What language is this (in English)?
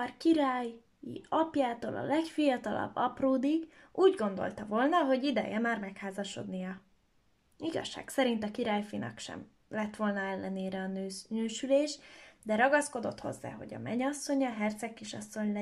Hungarian